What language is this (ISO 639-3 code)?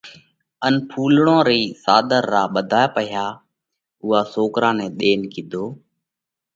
kvx